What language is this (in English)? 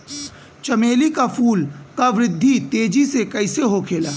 Bhojpuri